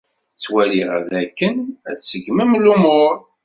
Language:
Kabyle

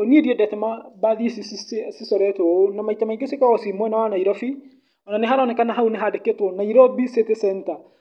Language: Kikuyu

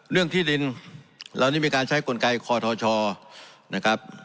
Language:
Thai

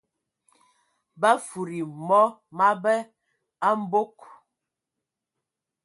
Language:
Ewondo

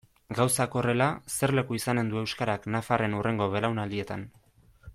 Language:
Basque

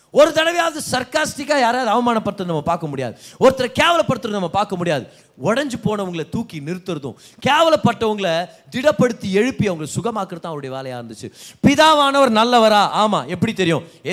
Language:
Tamil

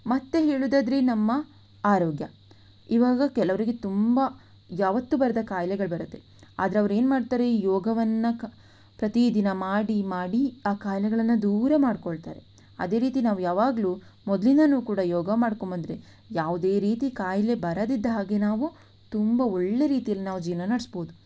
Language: Kannada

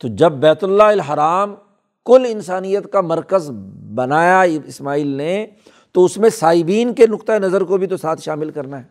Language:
Urdu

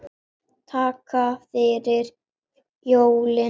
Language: Icelandic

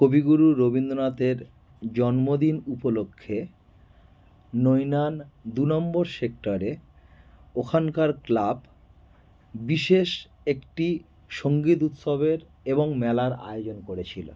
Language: Bangla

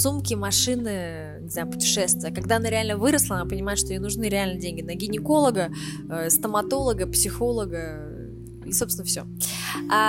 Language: Russian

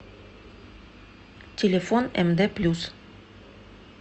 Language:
Russian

